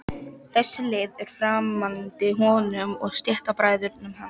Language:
Icelandic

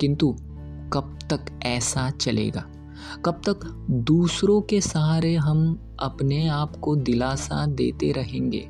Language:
Hindi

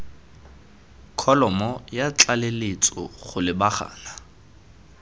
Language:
Tswana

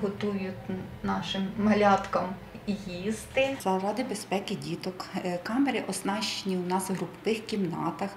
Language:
Ukrainian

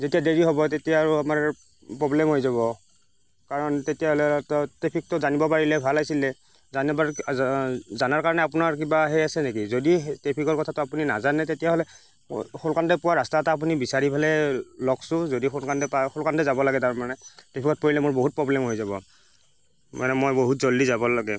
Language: Assamese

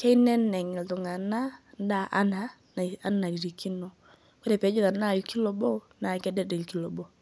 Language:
Masai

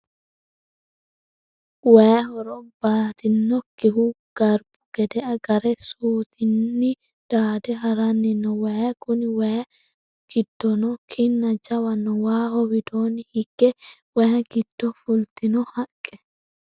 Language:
Sidamo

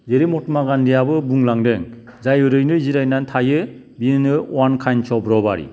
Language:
Bodo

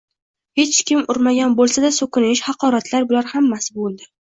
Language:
Uzbek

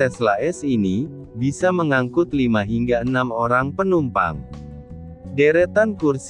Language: Indonesian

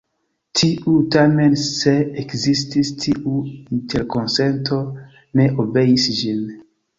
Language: Esperanto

